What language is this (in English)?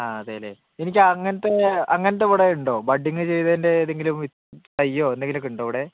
Malayalam